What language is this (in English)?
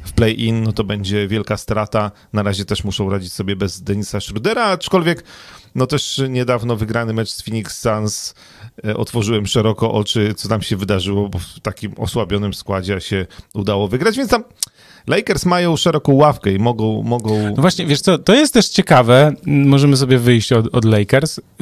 Polish